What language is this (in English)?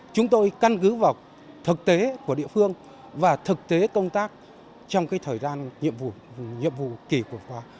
Vietnamese